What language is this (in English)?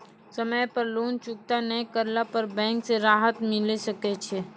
Maithili